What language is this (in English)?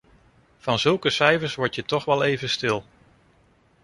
Dutch